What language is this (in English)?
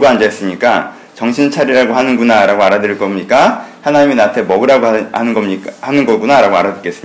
Korean